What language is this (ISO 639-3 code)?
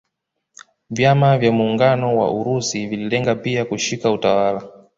swa